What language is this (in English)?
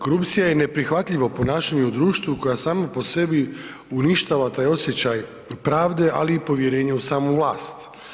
Croatian